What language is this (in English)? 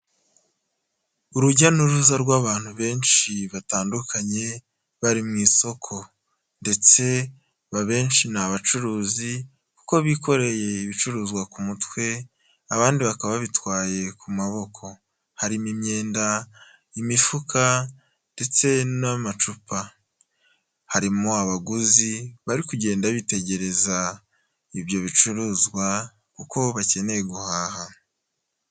Kinyarwanda